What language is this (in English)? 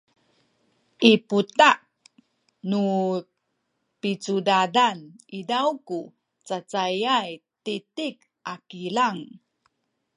Sakizaya